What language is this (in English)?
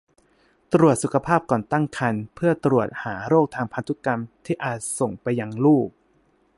Thai